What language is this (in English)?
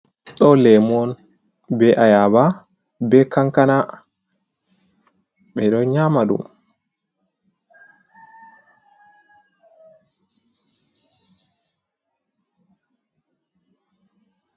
Fula